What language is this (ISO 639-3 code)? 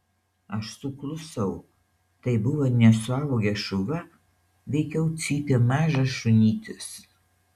lit